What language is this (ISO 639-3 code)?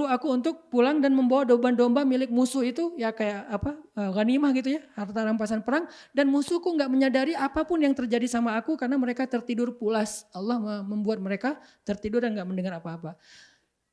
ind